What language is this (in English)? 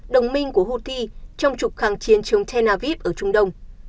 Vietnamese